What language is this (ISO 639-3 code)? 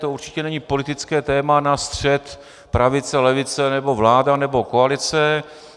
ces